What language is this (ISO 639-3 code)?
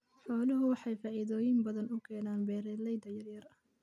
som